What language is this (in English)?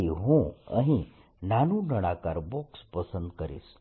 Gujarati